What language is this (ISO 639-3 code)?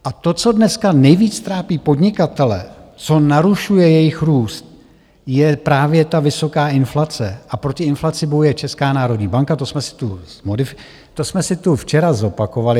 ces